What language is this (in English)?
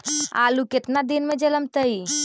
Magahi